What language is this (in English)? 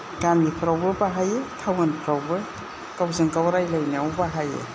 Bodo